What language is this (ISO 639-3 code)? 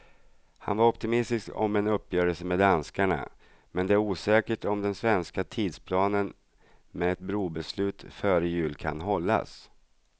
swe